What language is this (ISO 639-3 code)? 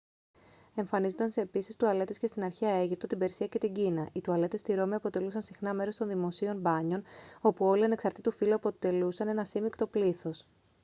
ell